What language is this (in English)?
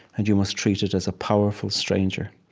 English